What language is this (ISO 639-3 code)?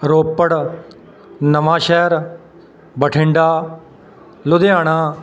pan